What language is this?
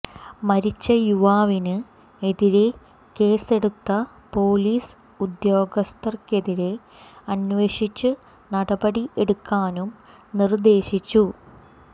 Malayalam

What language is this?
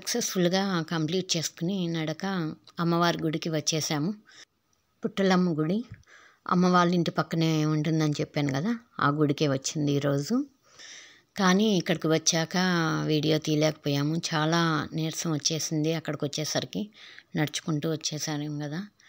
Romanian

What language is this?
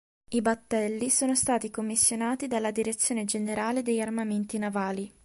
Italian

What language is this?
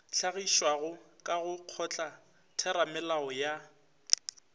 Northern Sotho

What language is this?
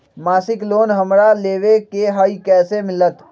Magahi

